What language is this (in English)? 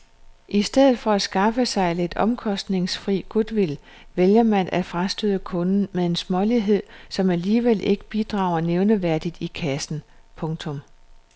Danish